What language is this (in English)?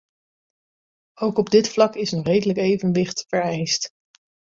Dutch